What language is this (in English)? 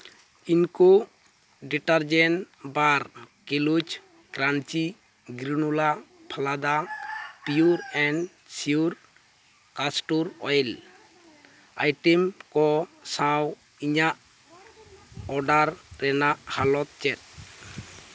Santali